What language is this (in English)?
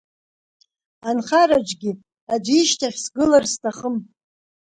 Abkhazian